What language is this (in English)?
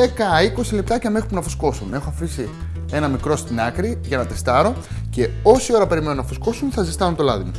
Greek